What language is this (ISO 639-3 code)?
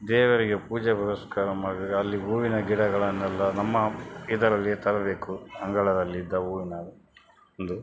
kan